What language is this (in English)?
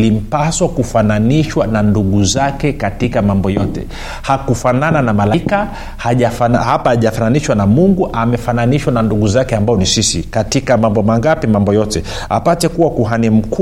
Swahili